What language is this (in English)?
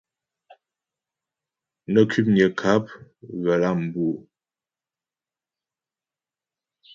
Ghomala